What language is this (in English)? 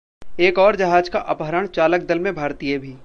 Hindi